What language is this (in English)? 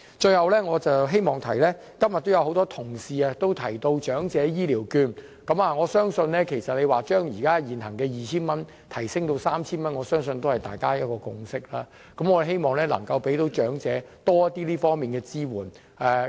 Cantonese